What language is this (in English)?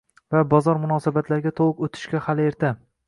Uzbek